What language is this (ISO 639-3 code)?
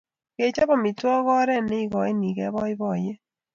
kln